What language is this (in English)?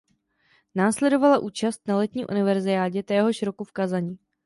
Czech